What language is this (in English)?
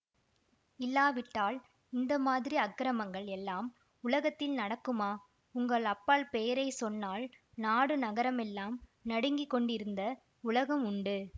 Tamil